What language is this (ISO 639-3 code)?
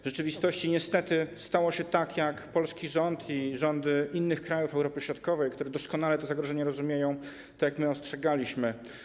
pol